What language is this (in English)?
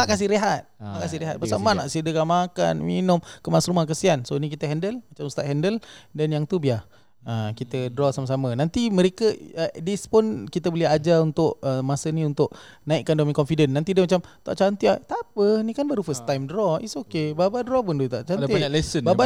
Malay